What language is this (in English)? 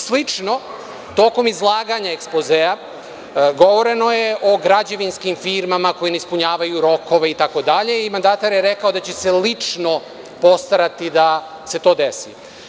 Serbian